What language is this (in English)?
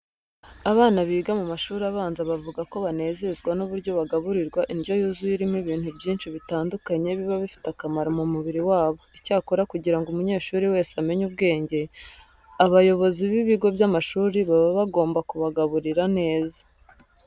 Kinyarwanda